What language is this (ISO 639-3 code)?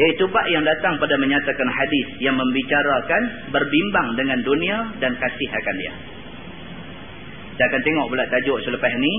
msa